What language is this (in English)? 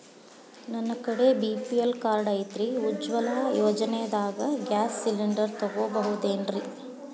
Kannada